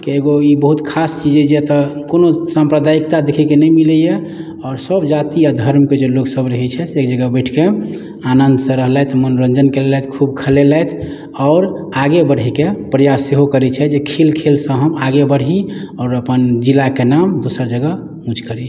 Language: Maithili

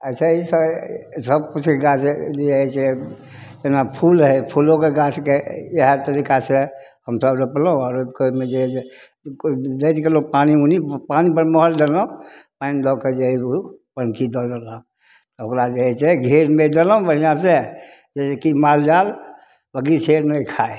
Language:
Maithili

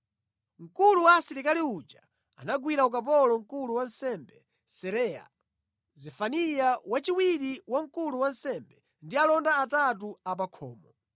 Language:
Nyanja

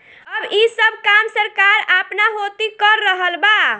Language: Bhojpuri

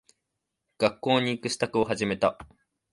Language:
Japanese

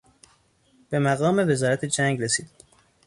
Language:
Persian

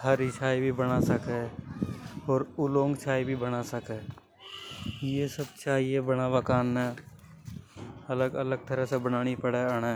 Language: Hadothi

